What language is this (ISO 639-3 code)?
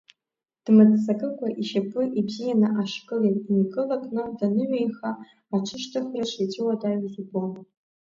abk